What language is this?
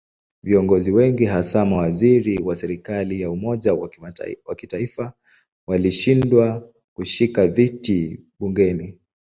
Swahili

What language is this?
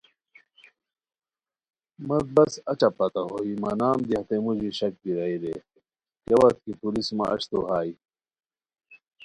Khowar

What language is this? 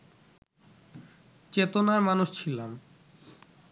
Bangla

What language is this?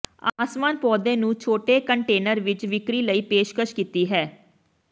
Punjabi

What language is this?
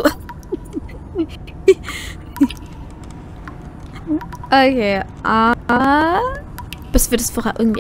German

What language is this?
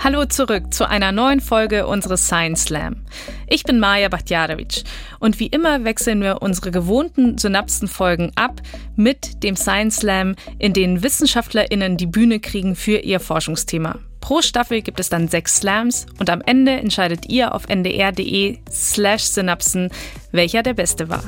German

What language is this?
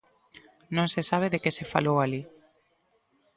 Galician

